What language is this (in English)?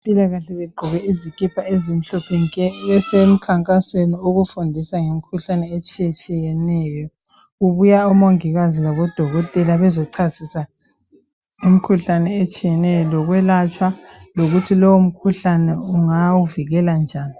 North Ndebele